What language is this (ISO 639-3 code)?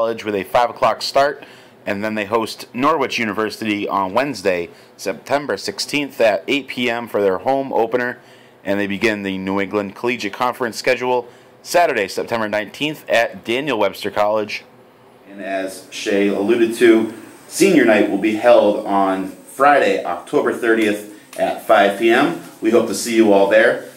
eng